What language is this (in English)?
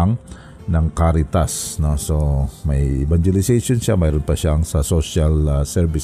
Filipino